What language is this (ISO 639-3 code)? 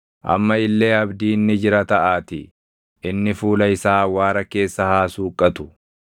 orm